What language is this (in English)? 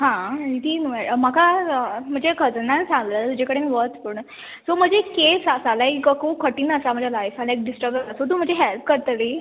Konkani